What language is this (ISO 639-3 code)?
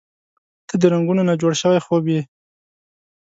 pus